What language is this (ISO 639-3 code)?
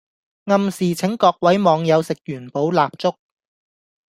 yue